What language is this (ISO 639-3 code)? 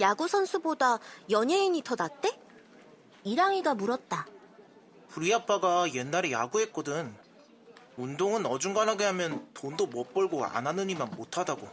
kor